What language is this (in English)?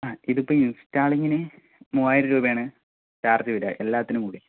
Malayalam